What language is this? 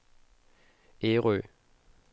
Danish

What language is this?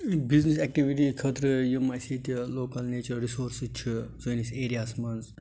Kashmiri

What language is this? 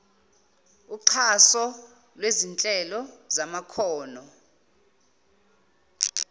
Zulu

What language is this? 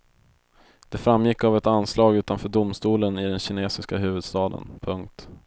Swedish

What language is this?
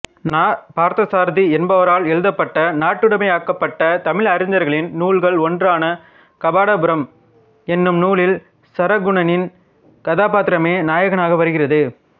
Tamil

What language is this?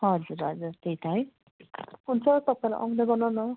Nepali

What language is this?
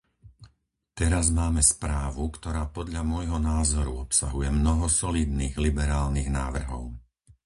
Slovak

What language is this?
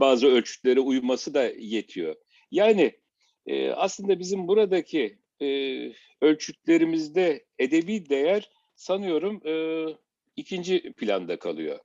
Turkish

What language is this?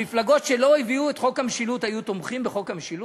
Hebrew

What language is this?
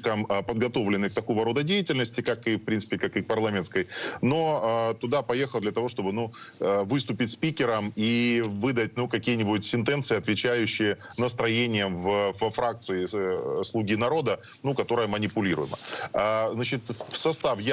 Russian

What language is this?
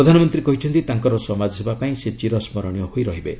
Odia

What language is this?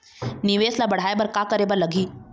Chhattisgarhi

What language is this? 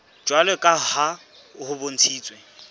Southern Sotho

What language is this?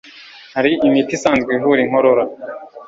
Kinyarwanda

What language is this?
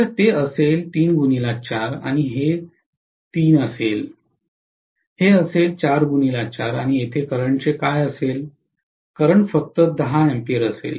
Marathi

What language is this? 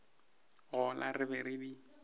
Northern Sotho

